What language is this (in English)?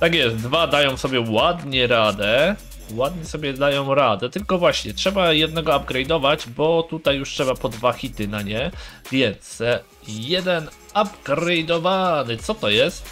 Polish